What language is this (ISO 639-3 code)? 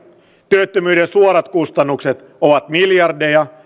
fin